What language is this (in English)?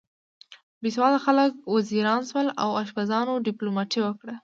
Pashto